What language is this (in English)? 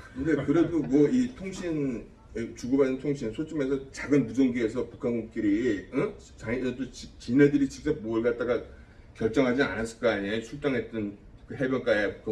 Korean